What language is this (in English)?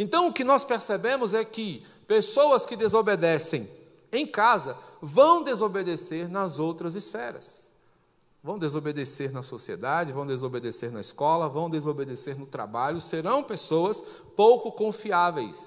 Portuguese